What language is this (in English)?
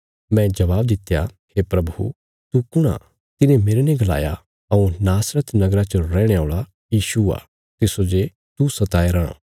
Bilaspuri